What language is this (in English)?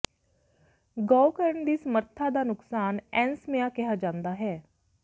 Punjabi